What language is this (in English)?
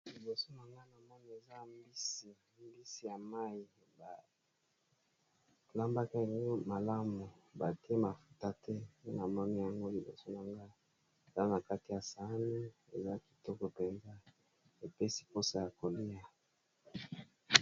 Lingala